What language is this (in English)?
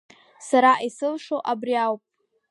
Abkhazian